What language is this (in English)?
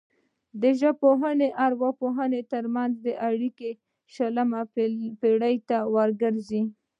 Pashto